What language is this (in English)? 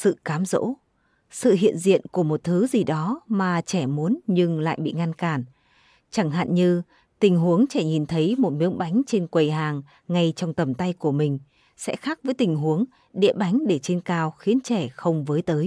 Vietnamese